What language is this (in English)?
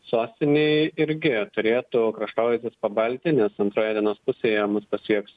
Lithuanian